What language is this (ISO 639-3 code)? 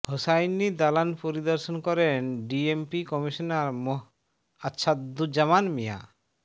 ben